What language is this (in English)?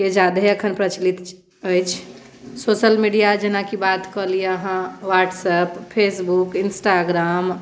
Maithili